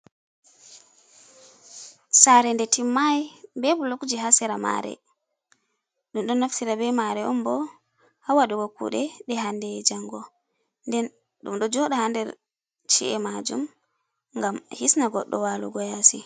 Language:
Fula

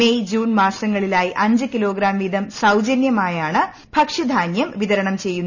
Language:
Malayalam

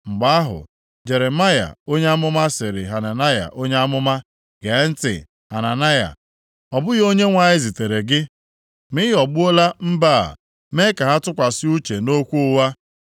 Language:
Igbo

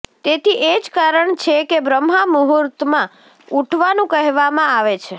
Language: Gujarati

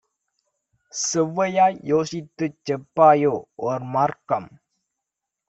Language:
Tamil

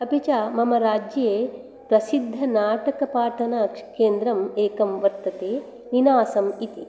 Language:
Sanskrit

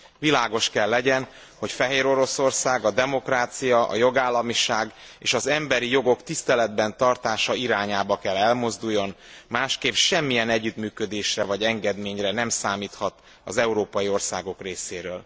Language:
Hungarian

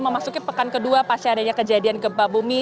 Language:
Indonesian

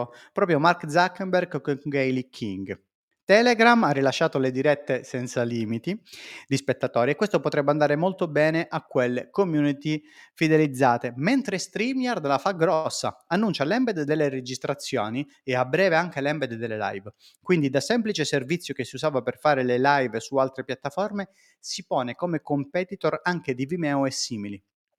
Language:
Italian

